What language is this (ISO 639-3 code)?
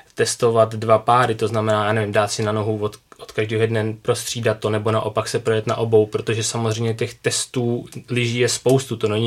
ces